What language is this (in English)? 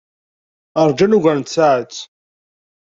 Kabyle